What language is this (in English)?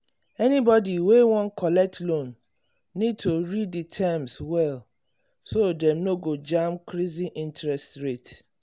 Nigerian Pidgin